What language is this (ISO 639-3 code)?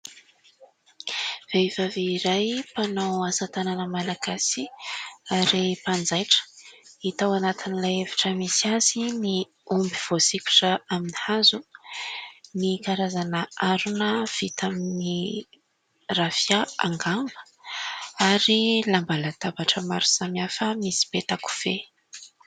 mlg